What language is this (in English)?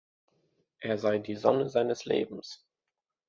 German